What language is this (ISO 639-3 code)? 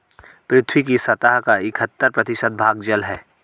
hin